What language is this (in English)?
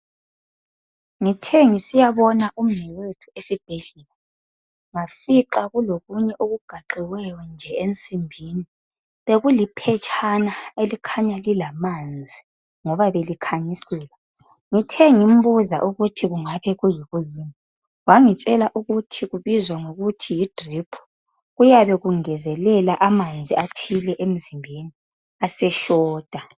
North Ndebele